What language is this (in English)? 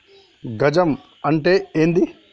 Telugu